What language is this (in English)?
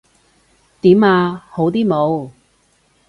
Cantonese